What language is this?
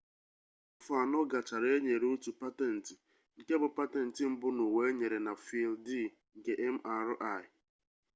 Igbo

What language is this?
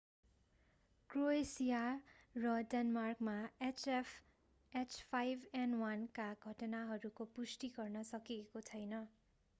Nepali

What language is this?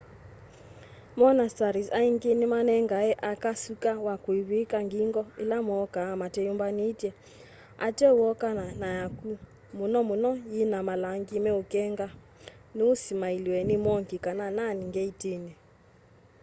Kamba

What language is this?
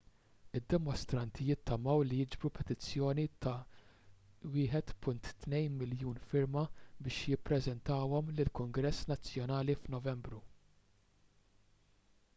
Maltese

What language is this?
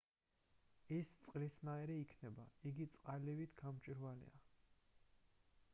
Georgian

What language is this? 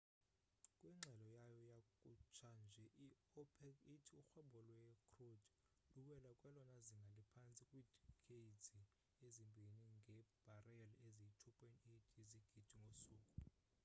Xhosa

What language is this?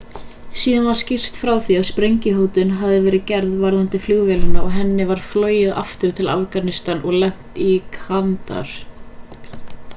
Icelandic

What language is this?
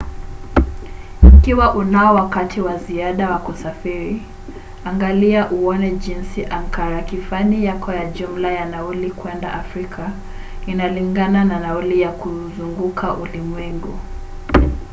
Swahili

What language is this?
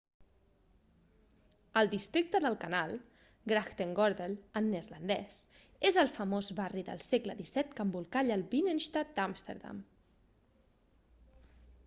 Catalan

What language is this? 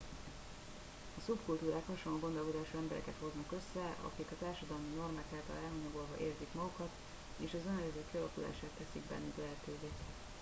Hungarian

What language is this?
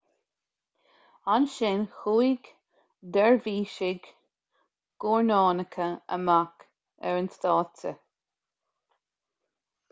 Irish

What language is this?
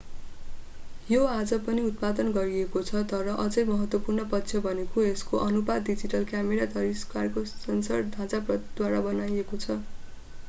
Nepali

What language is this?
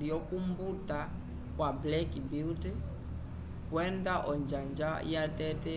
Umbundu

